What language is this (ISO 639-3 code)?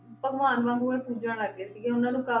pan